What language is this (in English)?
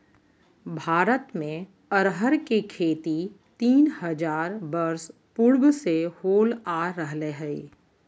Magahi